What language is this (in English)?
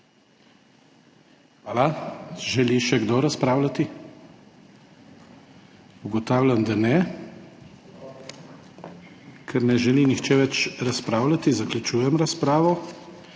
Slovenian